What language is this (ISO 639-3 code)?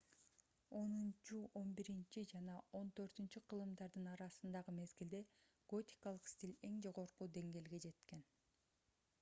kir